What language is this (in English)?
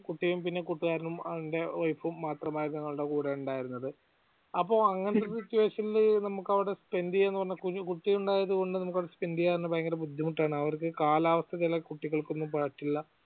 Malayalam